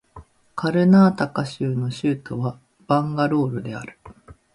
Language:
Japanese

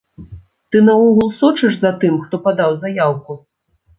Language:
Belarusian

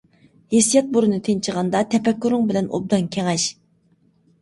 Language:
Uyghur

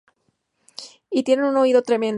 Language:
Spanish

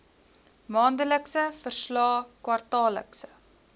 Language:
Afrikaans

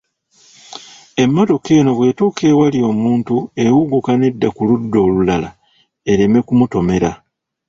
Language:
Ganda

